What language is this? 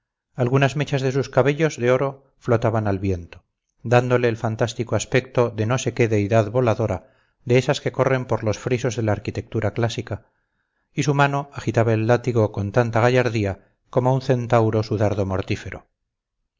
Spanish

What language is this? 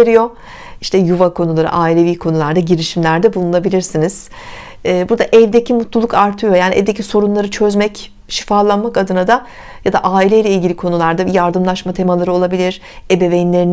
Turkish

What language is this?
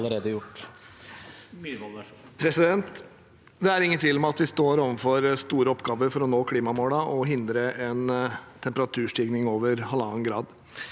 Norwegian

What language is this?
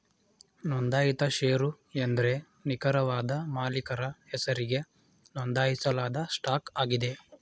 Kannada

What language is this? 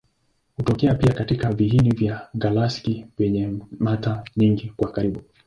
Swahili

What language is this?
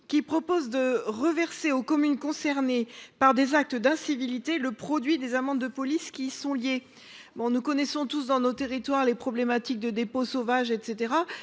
French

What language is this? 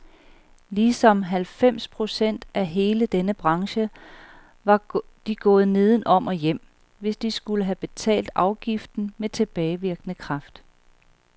Danish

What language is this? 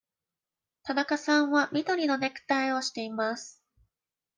Japanese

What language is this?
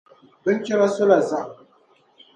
Dagbani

